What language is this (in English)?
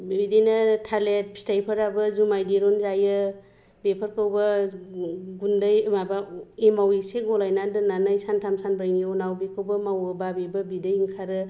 Bodo